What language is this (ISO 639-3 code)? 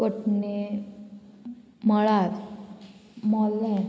kok